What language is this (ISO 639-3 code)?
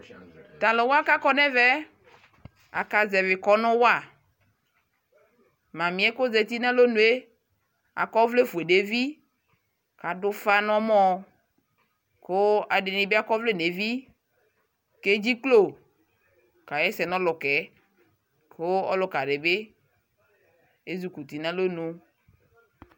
kpo